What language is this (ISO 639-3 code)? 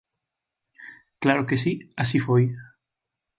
glg